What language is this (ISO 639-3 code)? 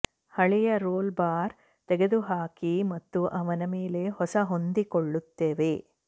kan